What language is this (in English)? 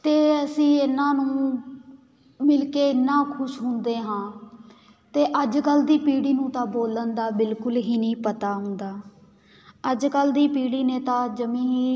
Punjabi